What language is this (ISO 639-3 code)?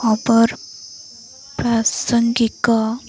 ori